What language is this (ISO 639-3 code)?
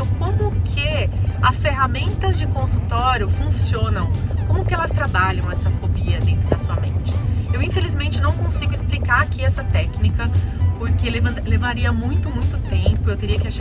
por